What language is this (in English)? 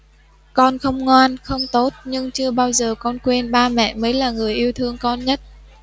Vietnamese